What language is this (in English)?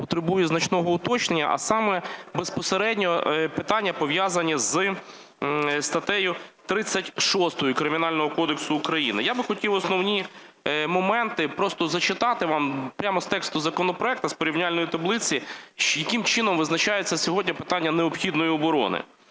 Ukrainian